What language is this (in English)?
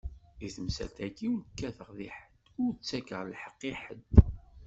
Kabyle